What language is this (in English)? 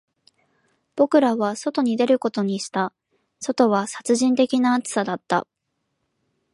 Japanese